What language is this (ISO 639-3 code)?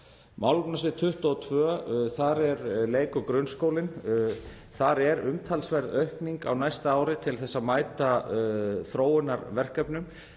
isl